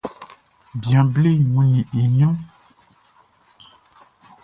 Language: Baoulé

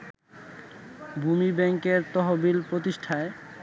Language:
Bangla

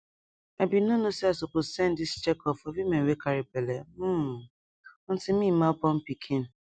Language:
Nigerian Pidgin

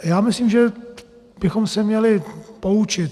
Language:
Czech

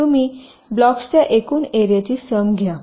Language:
Marathi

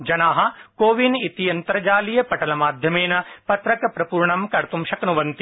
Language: Sanskrit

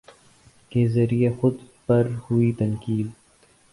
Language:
Urdu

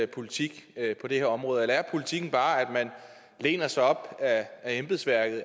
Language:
Danish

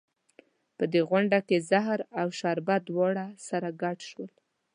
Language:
Pashto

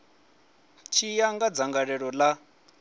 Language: Venda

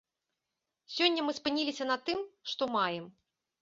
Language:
Belarusian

